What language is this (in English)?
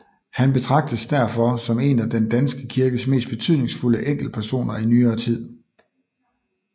Danish